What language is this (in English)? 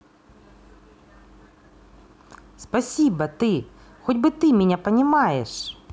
Russian